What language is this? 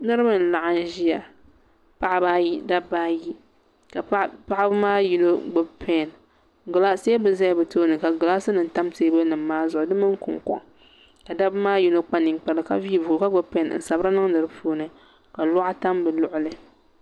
Dagbani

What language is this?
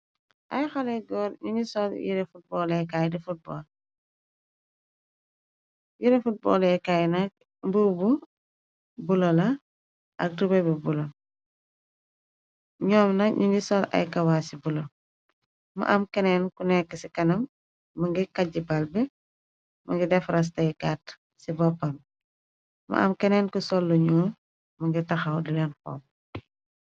Wolof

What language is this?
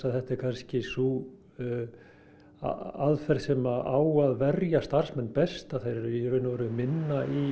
Icelandic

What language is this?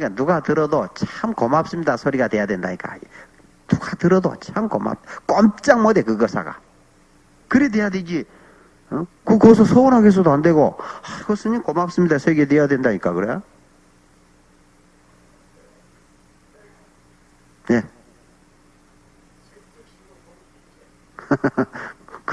Korean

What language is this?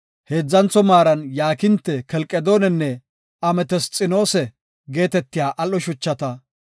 Gofa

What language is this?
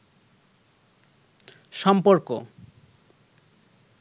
Bangla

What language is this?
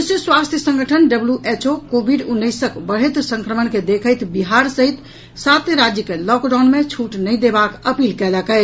Maithili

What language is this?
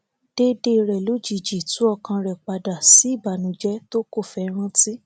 Yoruba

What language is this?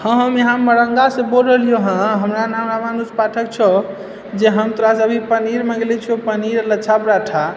Maithili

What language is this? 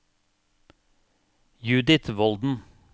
Norwegian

